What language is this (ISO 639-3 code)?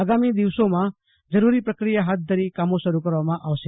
guj